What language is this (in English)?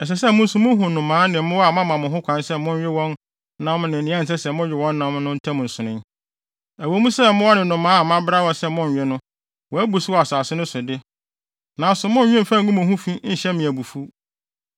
Akan